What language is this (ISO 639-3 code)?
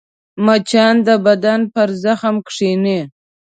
pus